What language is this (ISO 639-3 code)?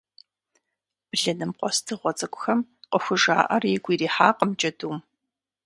kbd